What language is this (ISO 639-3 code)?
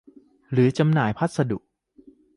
tha